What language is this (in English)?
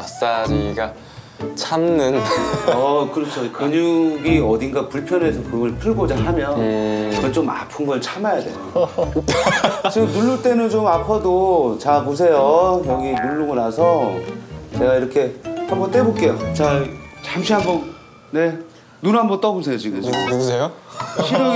Korean